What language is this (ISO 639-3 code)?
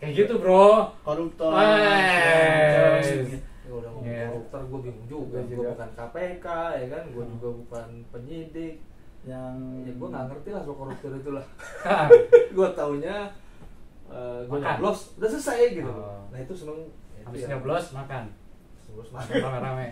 ind